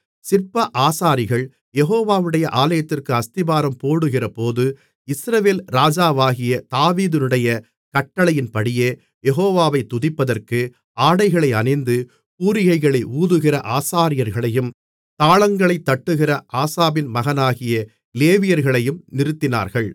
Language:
Tamil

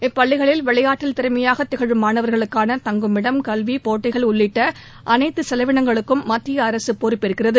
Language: Tamil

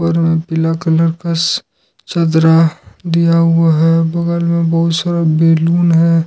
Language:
Hindi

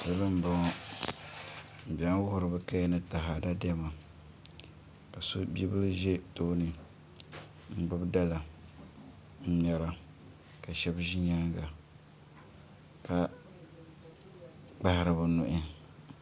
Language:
Dagbani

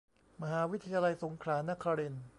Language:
Thai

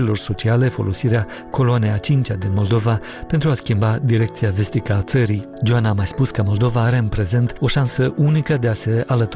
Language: Romanian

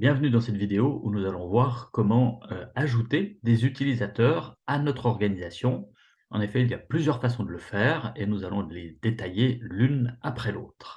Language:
French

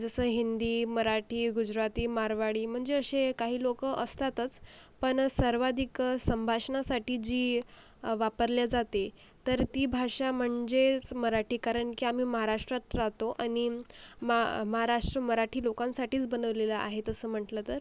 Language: Marathi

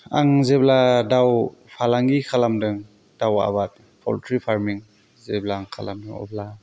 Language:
Bodo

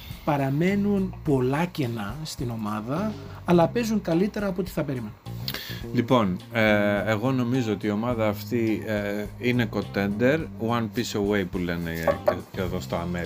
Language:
Greek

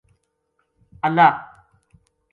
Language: Gujari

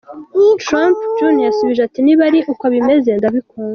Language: Kinyarwanda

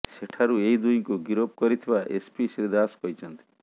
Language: Odia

